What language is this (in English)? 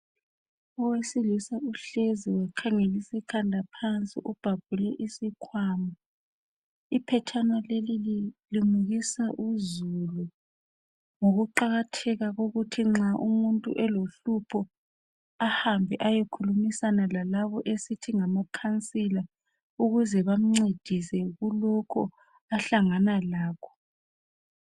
North Ndebele